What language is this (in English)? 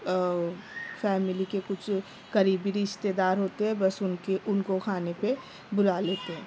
Urdu